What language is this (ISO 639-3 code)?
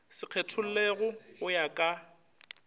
nso